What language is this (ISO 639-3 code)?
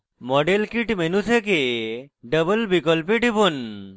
ben